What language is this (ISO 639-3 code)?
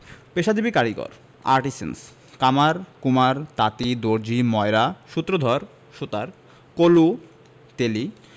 ben